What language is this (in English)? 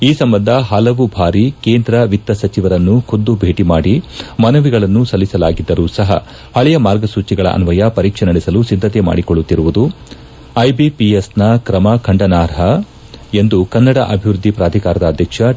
Kannada